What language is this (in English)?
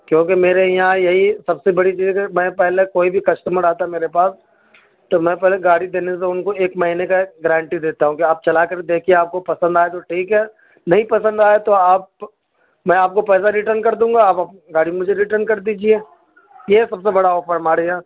Urdu